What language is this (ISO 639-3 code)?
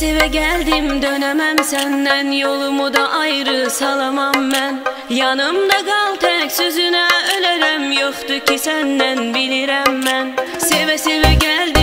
tur